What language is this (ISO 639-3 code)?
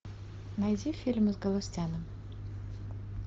rus